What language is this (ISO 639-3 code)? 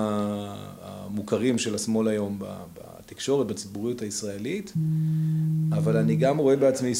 heb